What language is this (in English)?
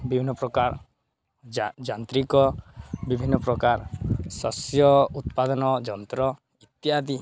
Odia